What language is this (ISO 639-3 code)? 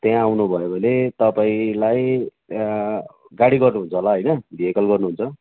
nep